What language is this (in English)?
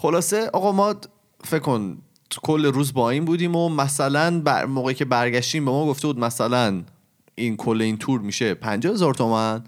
Persian